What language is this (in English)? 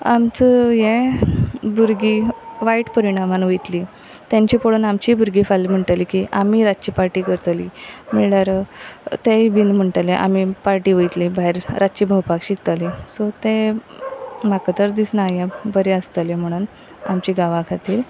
Konkani